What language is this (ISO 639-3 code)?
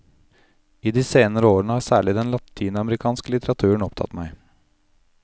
nor